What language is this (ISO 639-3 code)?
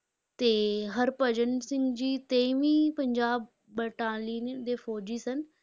pan